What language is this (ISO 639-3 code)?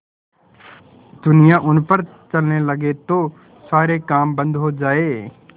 hin